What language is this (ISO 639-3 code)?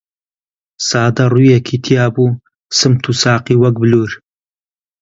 ckb